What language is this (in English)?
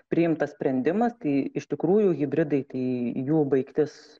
Lithuanian